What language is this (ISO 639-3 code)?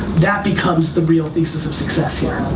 eng